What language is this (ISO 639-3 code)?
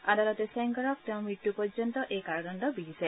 asm